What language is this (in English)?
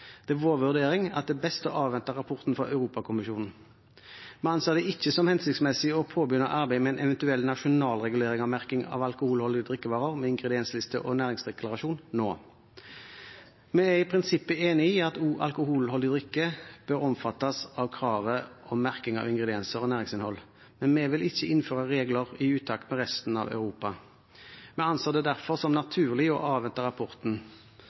Norwegian Bokmål